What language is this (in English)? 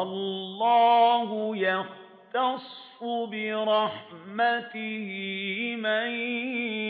Arabic